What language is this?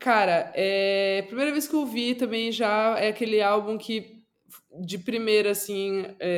Portuguese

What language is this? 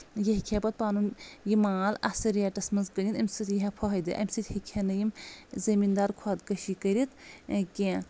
Kashmiri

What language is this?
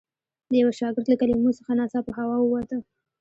Pashto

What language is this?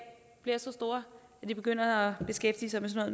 Danish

